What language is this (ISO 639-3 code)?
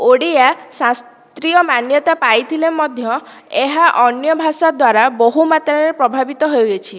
ori